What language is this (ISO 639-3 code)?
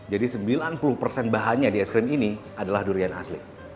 ind